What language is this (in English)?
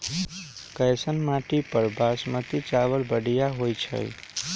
Magahi